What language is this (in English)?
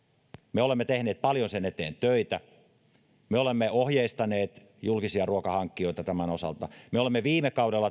Finnish